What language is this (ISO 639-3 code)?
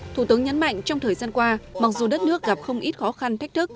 vie